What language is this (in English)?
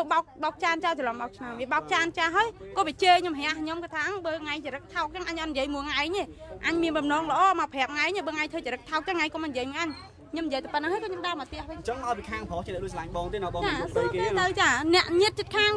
Vietnamese